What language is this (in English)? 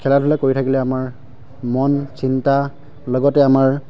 Assamese